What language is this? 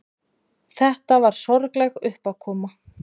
Icelandic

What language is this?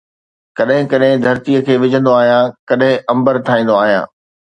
Sindhi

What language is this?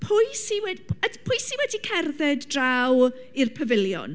Welsh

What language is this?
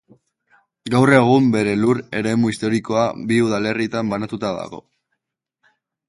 Basque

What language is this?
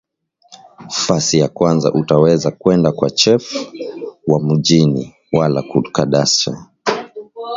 Swahili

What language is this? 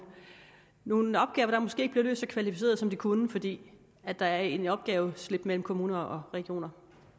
Danish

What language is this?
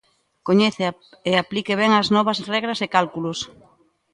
Galician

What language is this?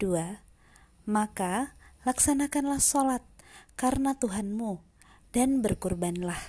Indonesian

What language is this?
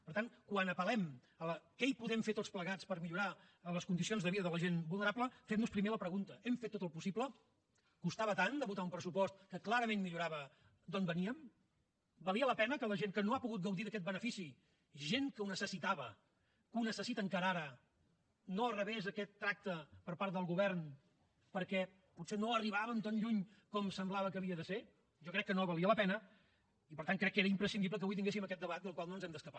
Catalan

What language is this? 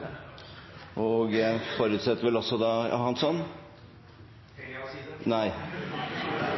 Norwegian Bokmål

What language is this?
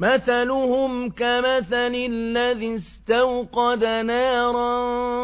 Arabic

